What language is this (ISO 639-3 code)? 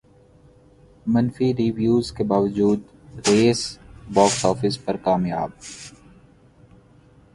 urd